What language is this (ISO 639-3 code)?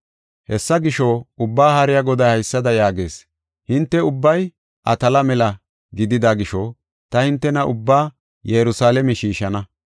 gof